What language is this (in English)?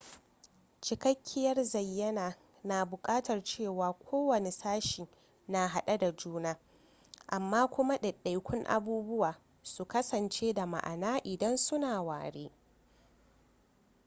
Hausa